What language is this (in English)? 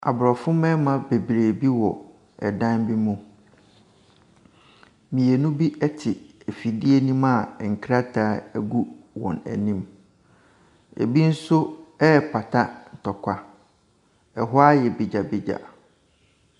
Akan